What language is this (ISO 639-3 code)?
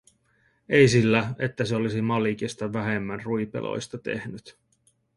fin